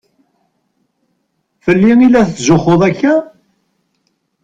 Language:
Kabyle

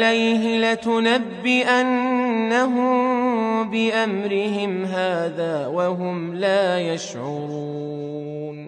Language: Arabic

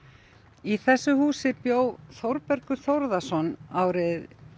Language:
Icelandic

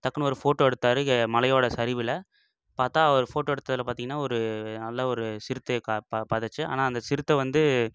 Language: Tamil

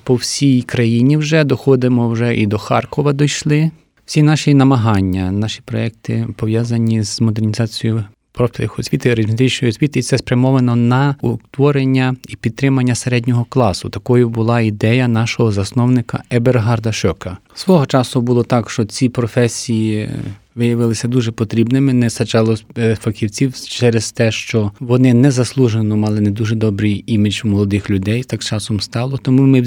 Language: Ukrainian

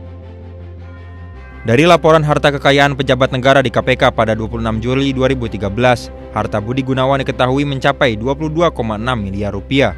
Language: Indonesian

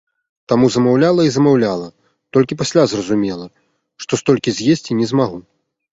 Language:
Belarusian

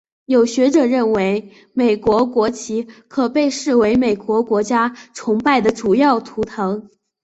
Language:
Chinese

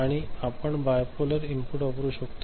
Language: Marathi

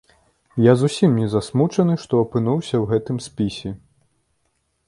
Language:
Belarusian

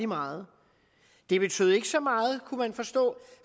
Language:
Danish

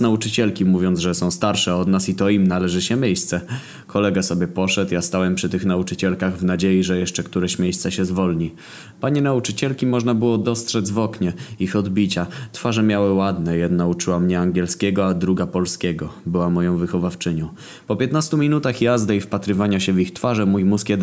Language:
Polish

